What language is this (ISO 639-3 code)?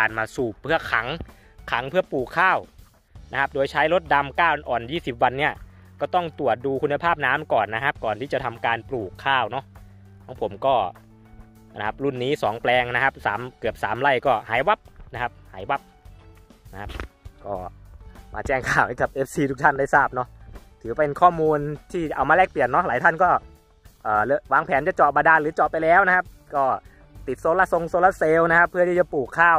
tha